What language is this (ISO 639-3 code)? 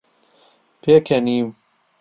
ckb